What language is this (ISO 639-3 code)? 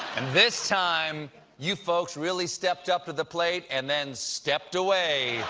eng